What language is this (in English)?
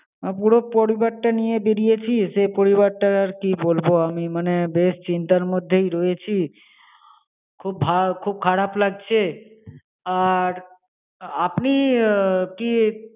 Bangla